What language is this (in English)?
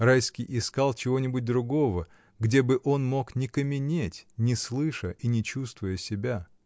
Russian